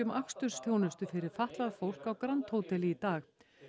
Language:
Icelandic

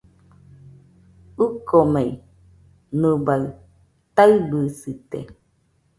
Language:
Nüpode Huitoto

